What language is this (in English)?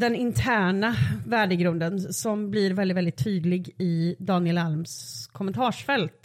Swedish